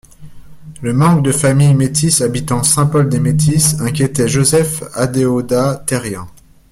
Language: French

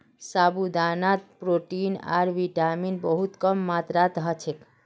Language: Magahi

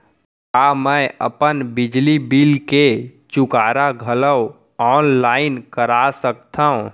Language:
Chhattisgarhi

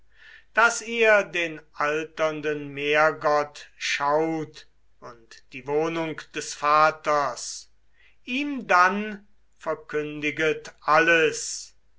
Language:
German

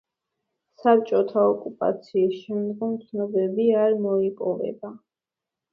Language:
Georgian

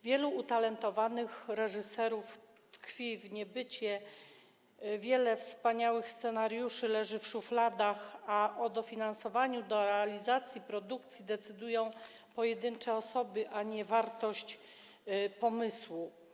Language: Polish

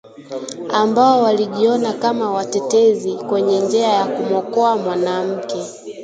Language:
Swahili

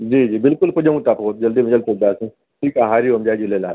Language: Sindhi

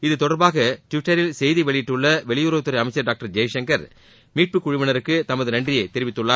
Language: Tamil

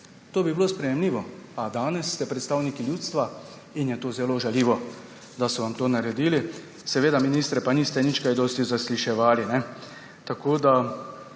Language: Slovenian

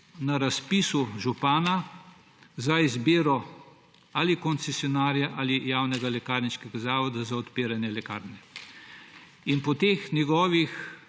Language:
Slovenian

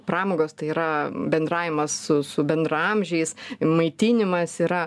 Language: Lithuanian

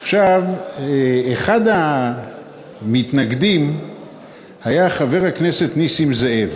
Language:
Hebrew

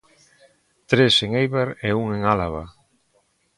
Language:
Galician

